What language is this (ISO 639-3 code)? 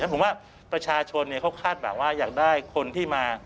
tha